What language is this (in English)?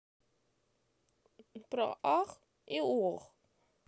Russian